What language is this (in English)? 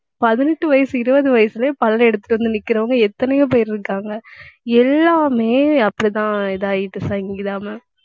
Tamil